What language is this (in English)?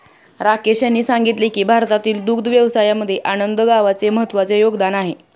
Marathi